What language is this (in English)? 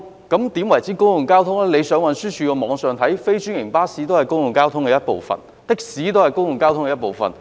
Cantonese